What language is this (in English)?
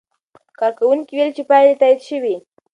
Pashto